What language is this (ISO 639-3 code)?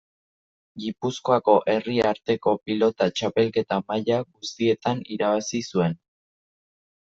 eus